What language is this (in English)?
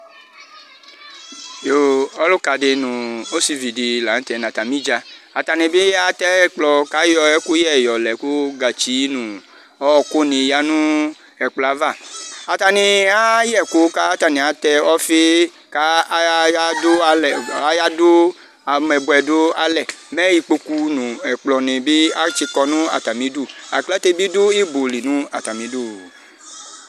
Ikposo